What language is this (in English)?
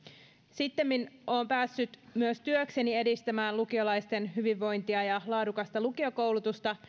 Finnish